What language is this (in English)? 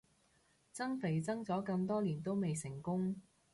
Cantonese